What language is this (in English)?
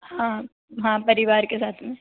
Hindi